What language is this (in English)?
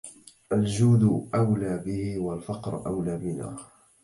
Arabic